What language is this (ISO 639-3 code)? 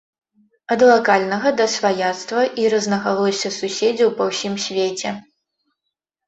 bel